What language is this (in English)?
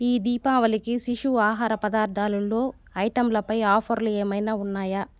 Telugu